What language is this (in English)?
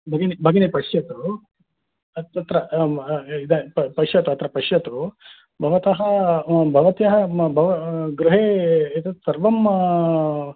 Sanskrit